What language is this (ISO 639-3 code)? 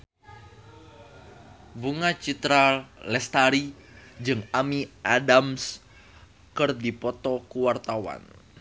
sun